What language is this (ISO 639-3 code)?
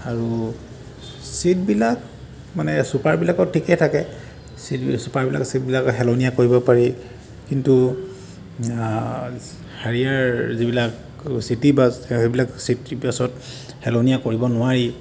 asm